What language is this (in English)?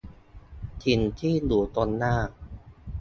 Thai